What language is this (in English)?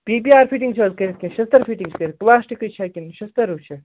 Kashmiri